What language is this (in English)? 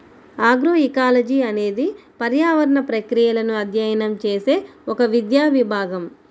Telugu